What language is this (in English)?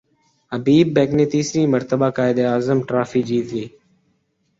Urdu